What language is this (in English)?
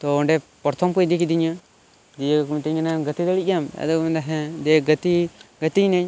Santali